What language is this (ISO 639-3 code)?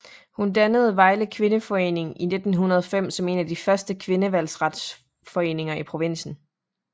dan